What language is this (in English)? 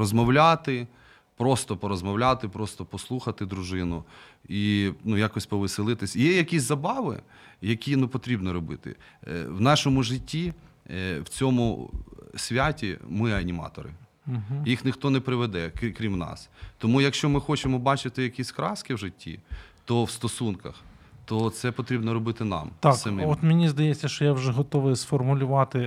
Ukrainian